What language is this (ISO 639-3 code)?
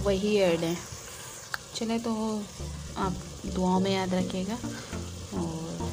hin